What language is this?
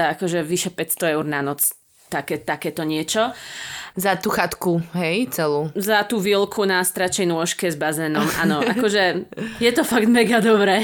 Slovak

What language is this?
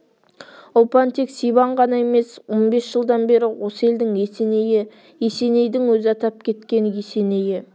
Kazakh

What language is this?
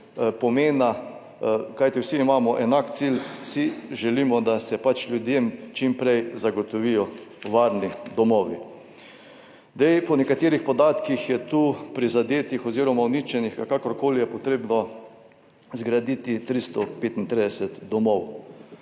Slovenian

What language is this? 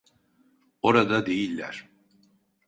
Turkish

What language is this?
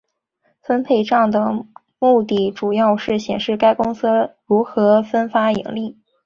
Chinese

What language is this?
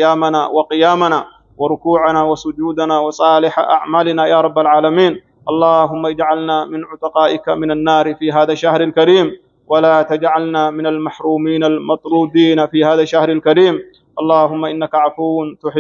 Arabic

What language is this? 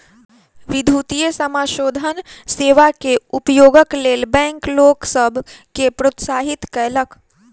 Maithili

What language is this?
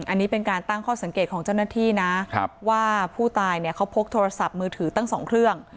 Thai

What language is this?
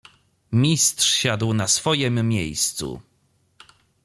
Polish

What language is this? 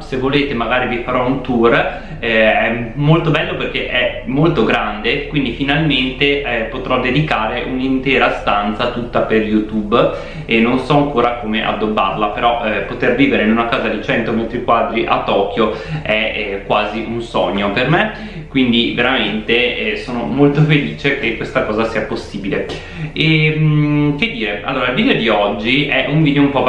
Italian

